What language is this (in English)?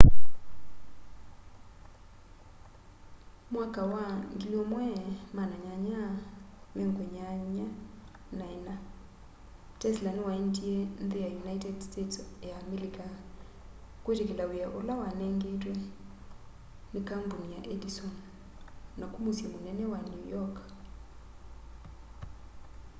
Kamba